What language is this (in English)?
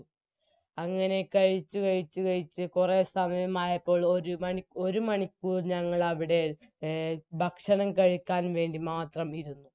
Malayalam